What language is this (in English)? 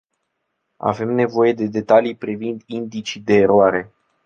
Romanian